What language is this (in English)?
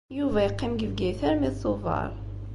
Kabyle